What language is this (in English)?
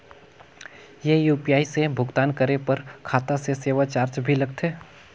Chhattisgarhi